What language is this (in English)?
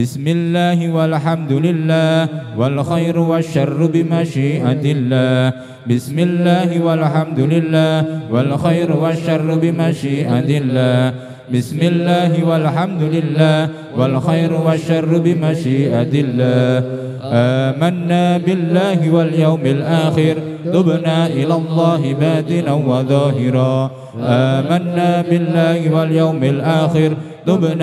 Arabic